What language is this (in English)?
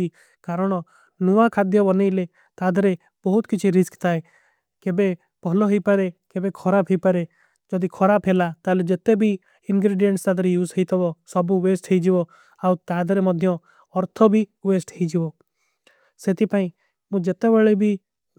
Kui (India)